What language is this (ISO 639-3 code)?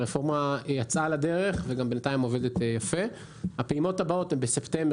heb